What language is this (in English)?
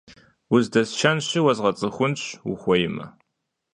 Kabardian